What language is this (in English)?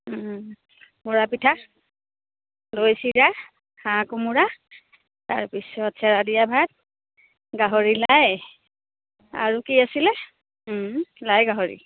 Assamese